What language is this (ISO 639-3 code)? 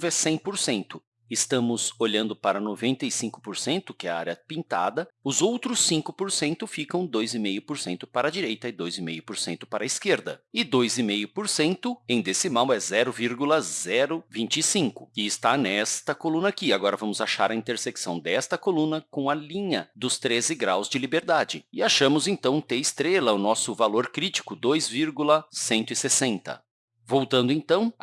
por